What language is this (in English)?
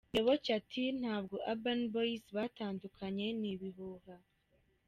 Kinyarwanda